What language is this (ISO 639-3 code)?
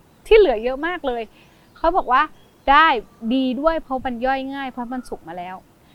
tha